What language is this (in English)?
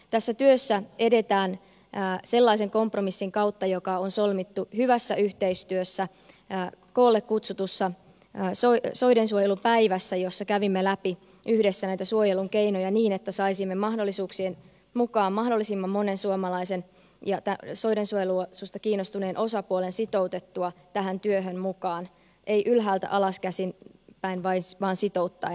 Finnish